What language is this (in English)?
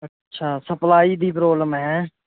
Punjabi